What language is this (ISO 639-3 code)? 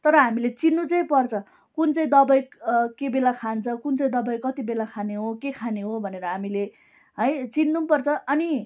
nep